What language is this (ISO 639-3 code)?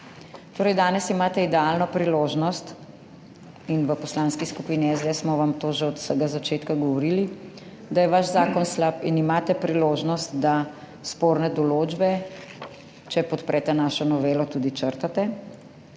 slv